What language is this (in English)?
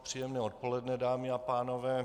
Czech